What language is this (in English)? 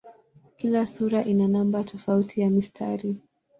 Swahili